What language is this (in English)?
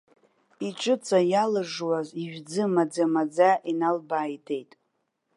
Abkhazian